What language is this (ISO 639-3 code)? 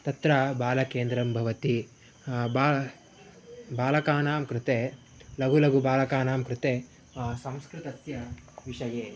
san